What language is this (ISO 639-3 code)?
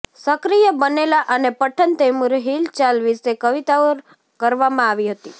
guj